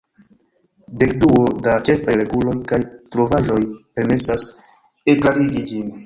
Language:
Esperanto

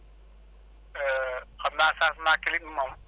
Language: Wolof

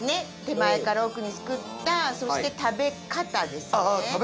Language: Japanese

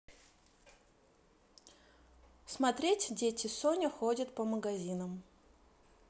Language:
Russian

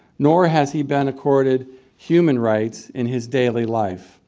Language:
English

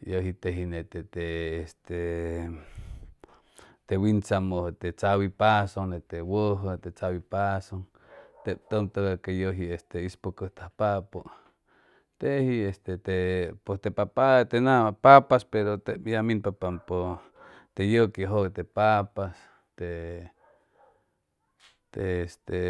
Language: Chimalapa Zoque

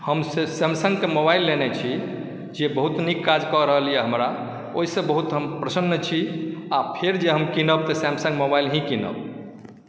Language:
Maithili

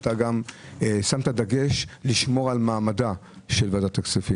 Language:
Hebrew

